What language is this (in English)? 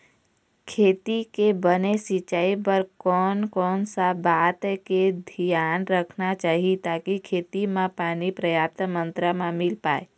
Chhattisgarhi